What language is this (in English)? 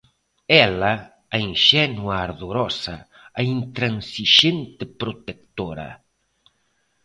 Galician